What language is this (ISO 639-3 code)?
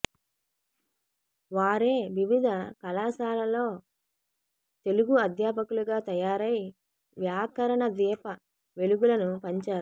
tel